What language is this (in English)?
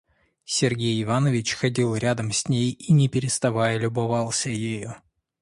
Russian